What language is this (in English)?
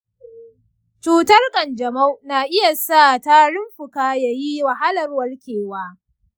Hausa